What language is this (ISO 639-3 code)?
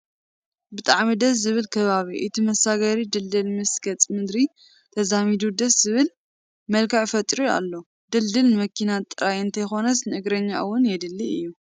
tir